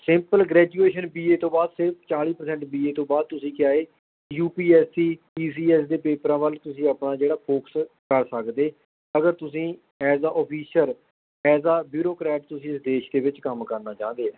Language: Punjabi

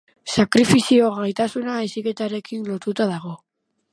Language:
Basque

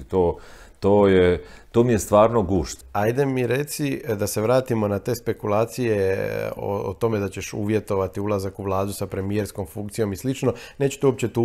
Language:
Croatian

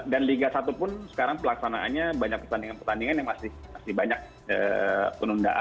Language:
Indonesian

